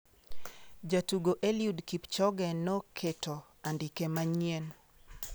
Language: Luo (Kenya and Tanzania)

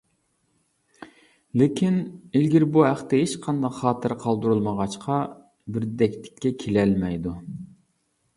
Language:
Uyghur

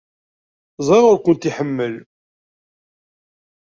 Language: Kabyle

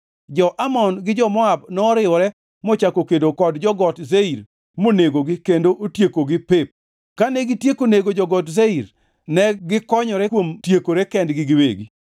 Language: Luo (Kenya and Tanzania)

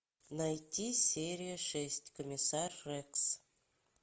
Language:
Russian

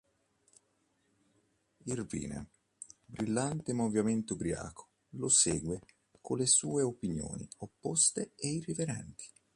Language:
Italian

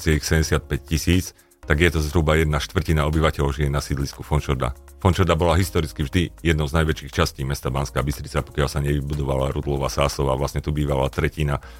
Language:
Slovak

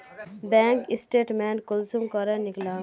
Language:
Magahi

